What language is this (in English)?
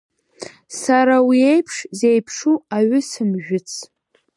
Abkhazian